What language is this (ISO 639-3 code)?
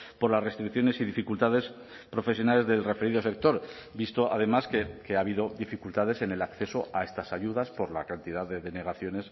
spa